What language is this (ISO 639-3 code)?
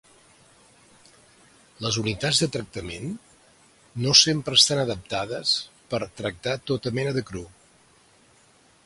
cat